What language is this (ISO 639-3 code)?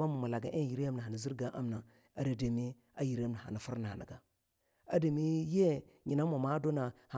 lnu